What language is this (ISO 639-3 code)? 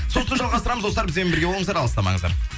kaz